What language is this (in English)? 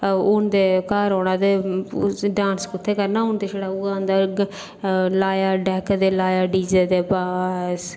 Dogri